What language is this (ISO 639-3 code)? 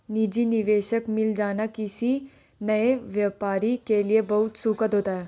hin